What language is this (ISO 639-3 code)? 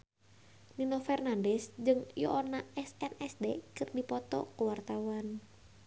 sun